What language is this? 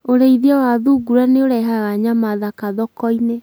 Kikuyu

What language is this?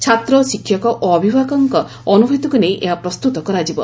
Odia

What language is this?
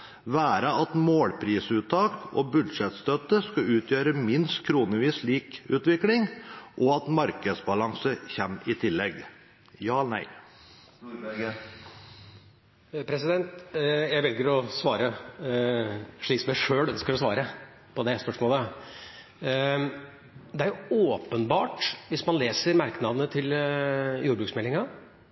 Norwegian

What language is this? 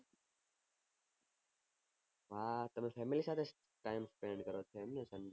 Gujarati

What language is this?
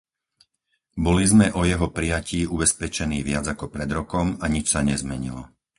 Slovak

